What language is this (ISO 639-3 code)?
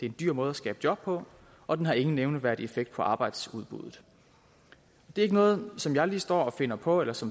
dan